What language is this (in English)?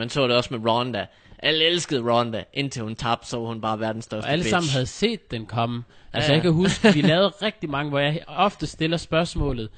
Danish